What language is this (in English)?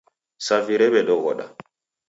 Taita